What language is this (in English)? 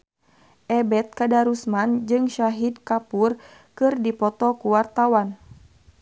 Sundanese